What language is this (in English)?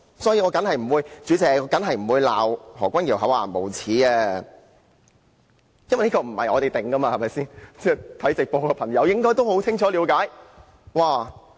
Cantonese